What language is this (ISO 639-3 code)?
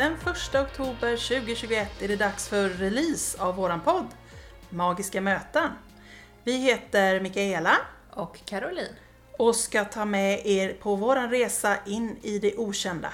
swe